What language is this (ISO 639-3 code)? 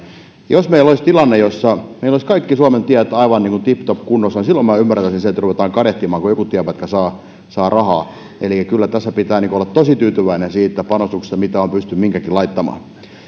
fin